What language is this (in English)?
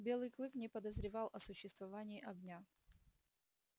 Russian